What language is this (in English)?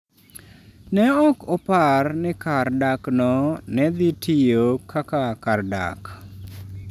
Luo (Kenya and Tanzania)